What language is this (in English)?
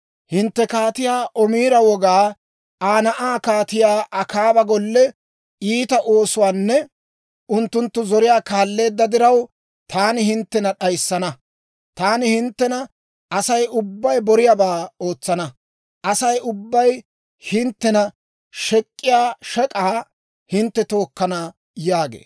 Dawro